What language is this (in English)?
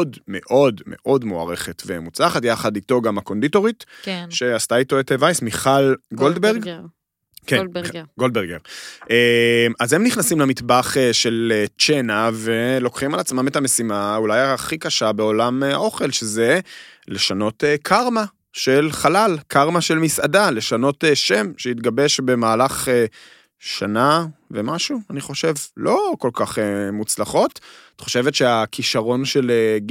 Hebrew